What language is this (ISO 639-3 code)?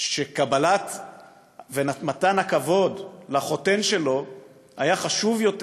heb